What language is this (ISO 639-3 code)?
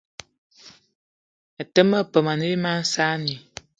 eto